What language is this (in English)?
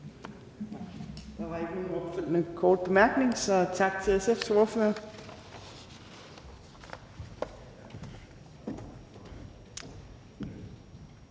Danish